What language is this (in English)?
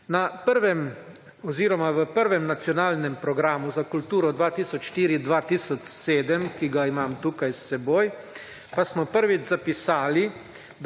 Slovenian